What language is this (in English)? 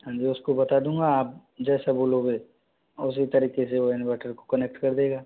Hindi